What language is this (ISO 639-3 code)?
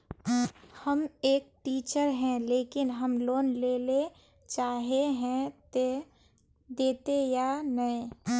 mag